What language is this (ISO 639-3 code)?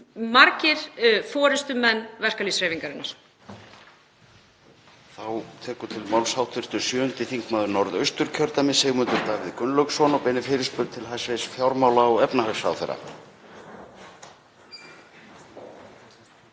isl